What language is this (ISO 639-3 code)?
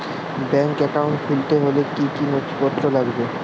ben